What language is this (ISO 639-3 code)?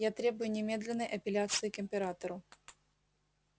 rus